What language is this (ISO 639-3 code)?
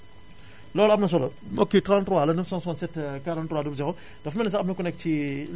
wol